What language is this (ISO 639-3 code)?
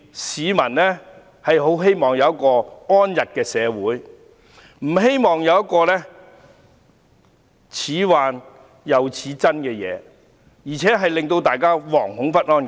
yue